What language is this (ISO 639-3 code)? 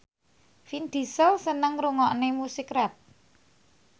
jav